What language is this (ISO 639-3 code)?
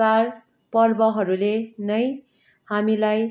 nep